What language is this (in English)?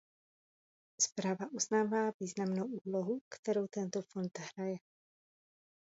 Czech